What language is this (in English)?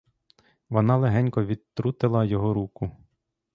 Ukrainian